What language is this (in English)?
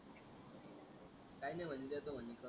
Marathi